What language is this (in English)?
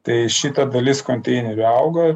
Lithuanian